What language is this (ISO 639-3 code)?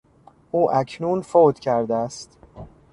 fas